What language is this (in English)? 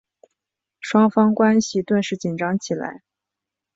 Chinese